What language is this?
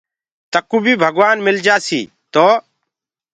Gurgula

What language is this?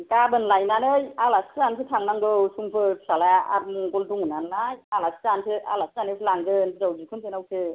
Bodo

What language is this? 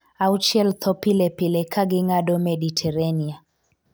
Luo (Kenya and Tanzania)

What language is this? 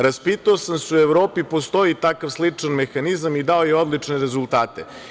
Serbian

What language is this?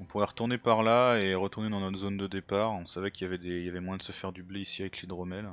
French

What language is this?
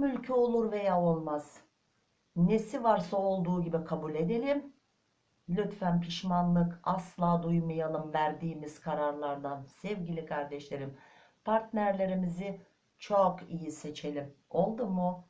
Turkish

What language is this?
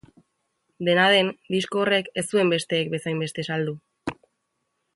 Basque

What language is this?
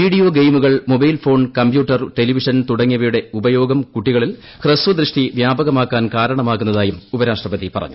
Malayalam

